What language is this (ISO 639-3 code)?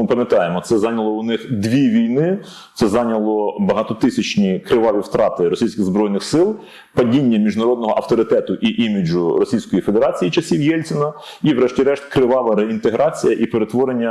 ukr